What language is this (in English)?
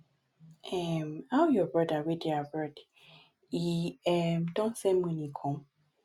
Nigerian Pidgin